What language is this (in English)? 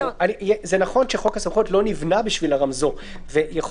Hebrew